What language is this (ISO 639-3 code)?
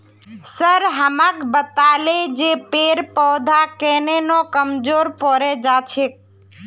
mag